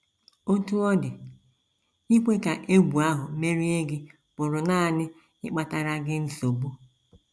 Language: Igbo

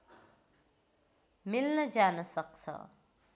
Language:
Nepali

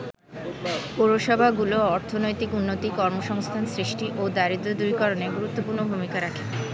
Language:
Bangla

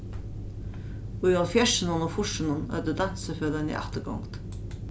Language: Faroese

